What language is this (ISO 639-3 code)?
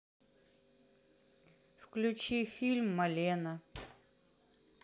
rus